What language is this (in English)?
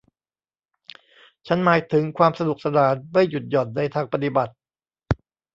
Thai